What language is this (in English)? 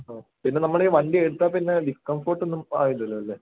Malayalam